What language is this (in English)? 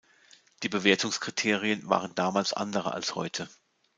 German